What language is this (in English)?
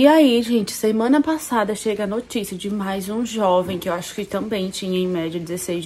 Portuguese